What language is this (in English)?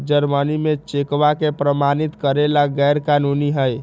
Magahi